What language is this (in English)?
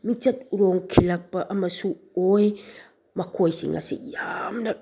Manipuri